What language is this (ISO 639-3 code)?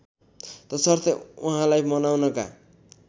nep